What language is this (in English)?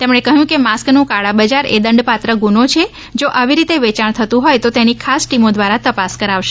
Gujarati